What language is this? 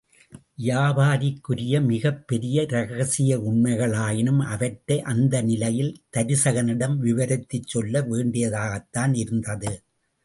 Tamil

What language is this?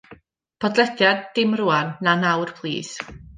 Welsh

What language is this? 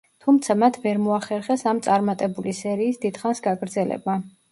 Georgian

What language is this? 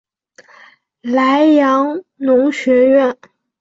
Chinese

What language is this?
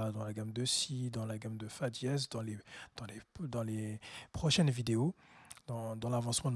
French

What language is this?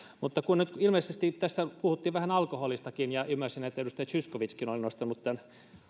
Finnish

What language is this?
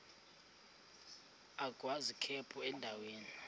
Xhosa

